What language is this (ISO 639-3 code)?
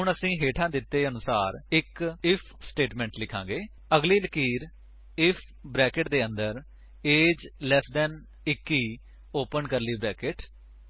pan